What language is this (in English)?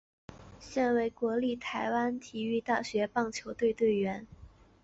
Chinese